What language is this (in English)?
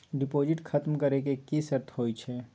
Maithili